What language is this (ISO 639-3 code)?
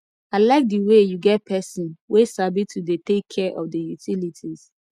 pcm